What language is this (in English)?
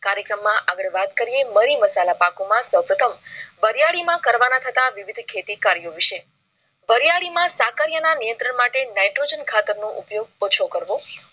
Gujarati